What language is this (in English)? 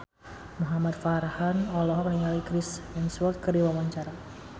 Sundanese